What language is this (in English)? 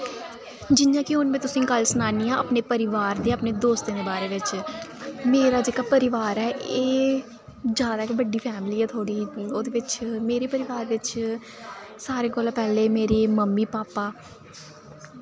Dogri